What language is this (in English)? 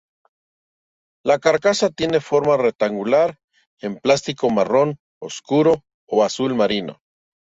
Spanish